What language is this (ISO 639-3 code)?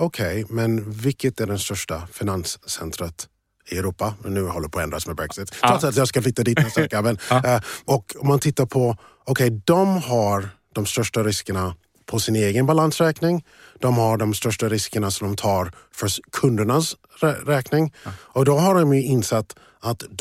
swe